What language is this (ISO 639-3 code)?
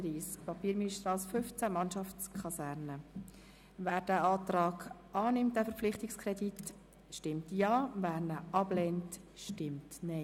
gsw